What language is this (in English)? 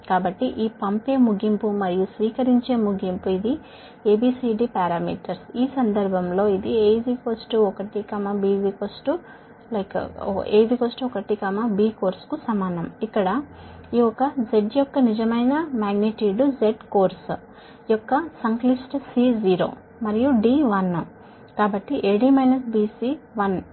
Telugu